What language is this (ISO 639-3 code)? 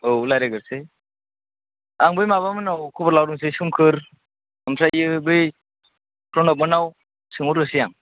brx